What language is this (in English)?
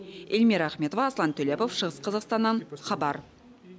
Kazakh